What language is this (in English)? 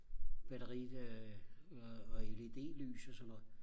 Danish